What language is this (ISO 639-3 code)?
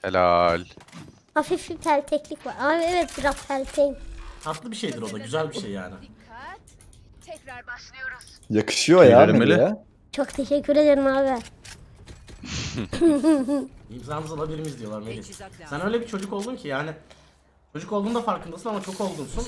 tur